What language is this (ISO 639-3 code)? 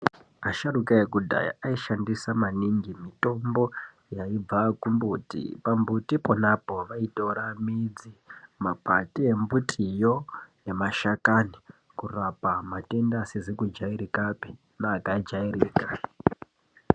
ndc